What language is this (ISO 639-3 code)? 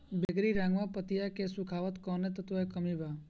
bho